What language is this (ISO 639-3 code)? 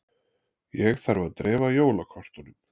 isl